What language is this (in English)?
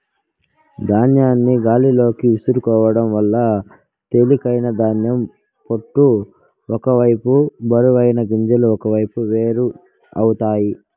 Telugu